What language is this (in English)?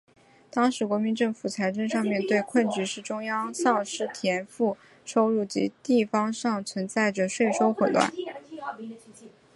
Chinese